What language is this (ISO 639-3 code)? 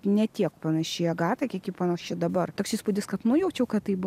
lit